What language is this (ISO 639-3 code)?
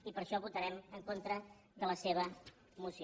cat